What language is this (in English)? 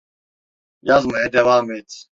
Turkish